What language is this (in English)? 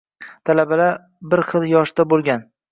Uzbek